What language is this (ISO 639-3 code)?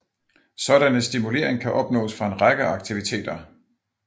dan